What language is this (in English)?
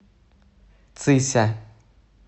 Russian